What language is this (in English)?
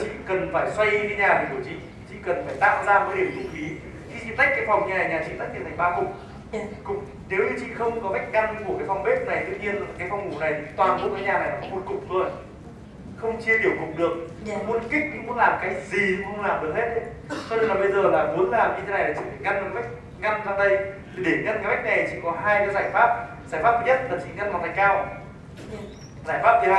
Vietnamese